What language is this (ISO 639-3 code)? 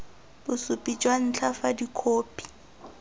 tsn